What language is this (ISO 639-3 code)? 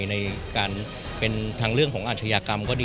tha